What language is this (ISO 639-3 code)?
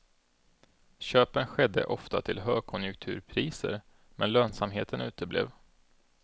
swe